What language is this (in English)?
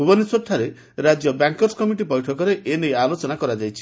Odia